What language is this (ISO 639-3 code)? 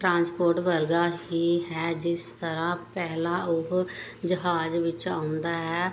pan